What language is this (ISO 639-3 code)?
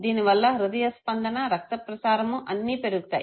tel